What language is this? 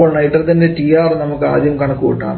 Malayalam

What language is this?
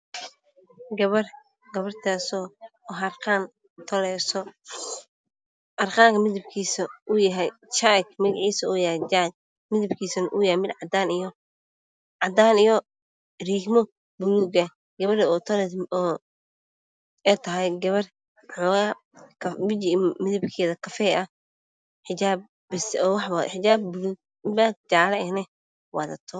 Somali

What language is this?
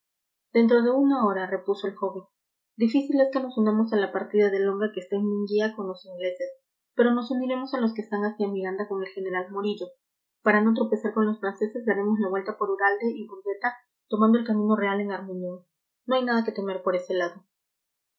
Spanish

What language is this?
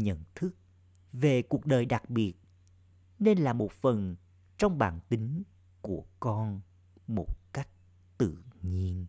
Vietnamese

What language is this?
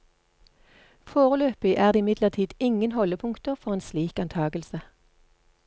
Norwegian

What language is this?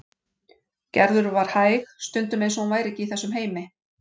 Icelandic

